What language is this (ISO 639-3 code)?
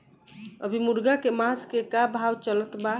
bho